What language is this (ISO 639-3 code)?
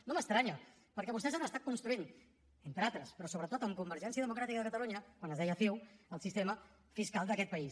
cat